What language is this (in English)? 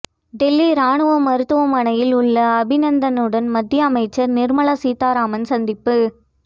Tamil